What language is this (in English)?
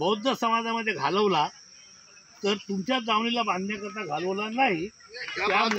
Hindi